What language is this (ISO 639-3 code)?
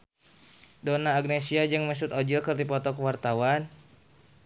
sun